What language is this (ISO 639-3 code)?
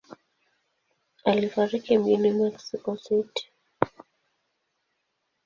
swa